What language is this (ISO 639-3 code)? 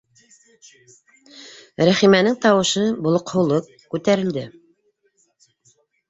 bak